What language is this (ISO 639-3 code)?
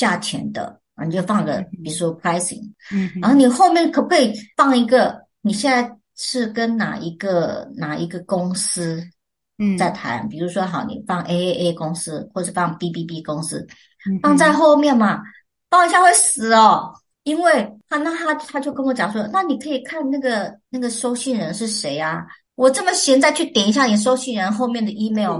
zho